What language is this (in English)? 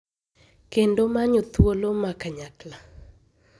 Luo (Kenya and Tanzania)